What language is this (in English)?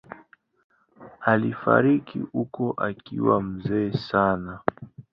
Swahili